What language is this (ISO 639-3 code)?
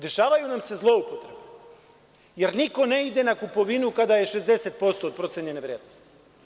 srp